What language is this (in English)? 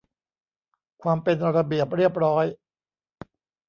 Thai